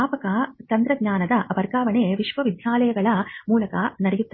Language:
Kannada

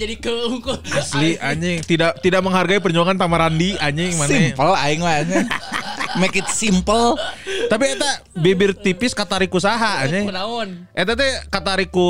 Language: Indonesian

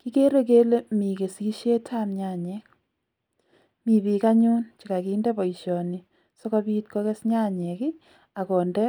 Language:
Kalenjin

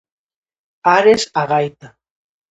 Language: Galician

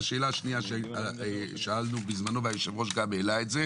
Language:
Hebrew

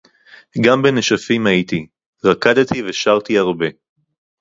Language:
Hebrew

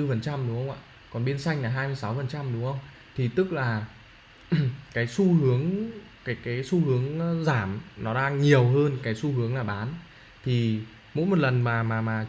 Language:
Vietnamese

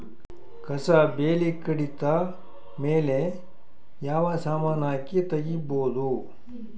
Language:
Kannada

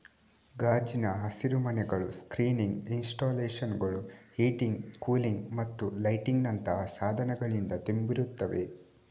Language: Kannada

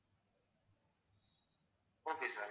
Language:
Tamil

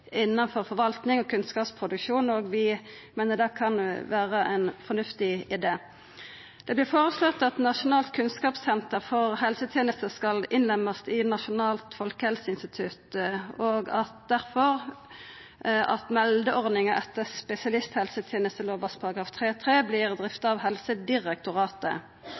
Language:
Norwegian Nynorsk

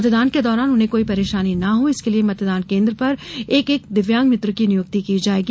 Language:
Hindi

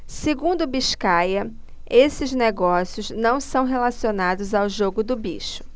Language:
Portuguese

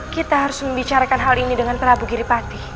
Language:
Indonesian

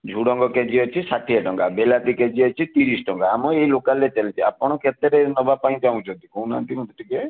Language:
Odia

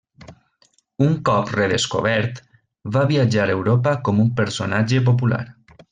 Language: Catalan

